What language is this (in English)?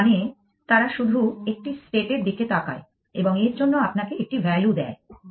Bangla